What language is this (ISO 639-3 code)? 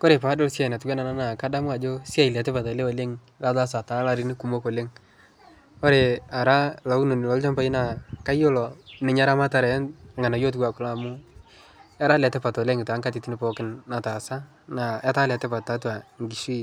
mas